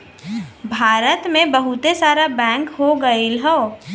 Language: Bhojpuri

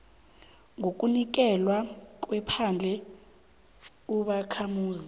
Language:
South Ndebele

